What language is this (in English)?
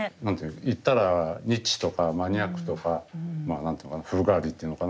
Japanese